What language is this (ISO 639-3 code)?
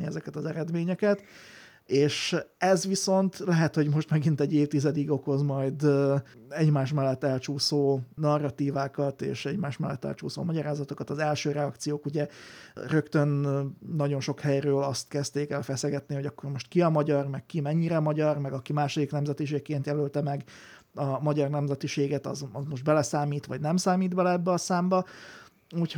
hun